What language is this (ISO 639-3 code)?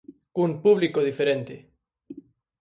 glg